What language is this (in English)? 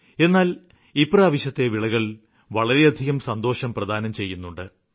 Malayalam